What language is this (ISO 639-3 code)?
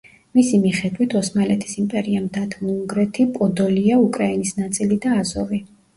kat